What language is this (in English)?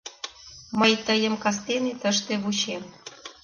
Mari